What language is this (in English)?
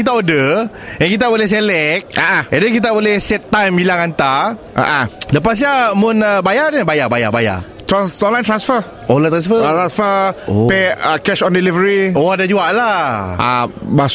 Malay